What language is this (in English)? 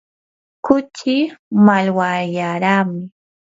Yanahuanca Pasco Quechua